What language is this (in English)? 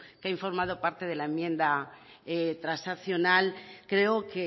Spanish